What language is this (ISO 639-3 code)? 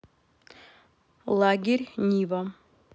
rus